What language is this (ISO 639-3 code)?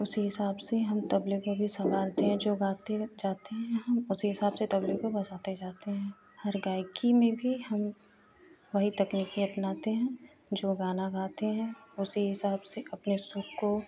hin